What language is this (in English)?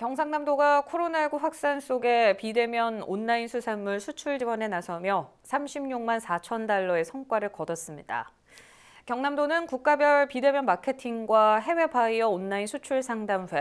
Korean